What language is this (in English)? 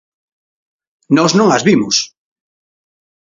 Galician